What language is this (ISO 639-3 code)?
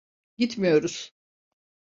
tur